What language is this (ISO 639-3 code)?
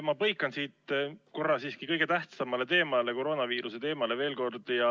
est